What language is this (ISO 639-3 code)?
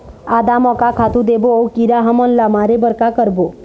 hne